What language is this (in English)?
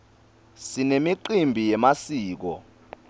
Swati